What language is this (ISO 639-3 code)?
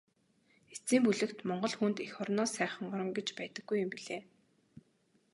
mon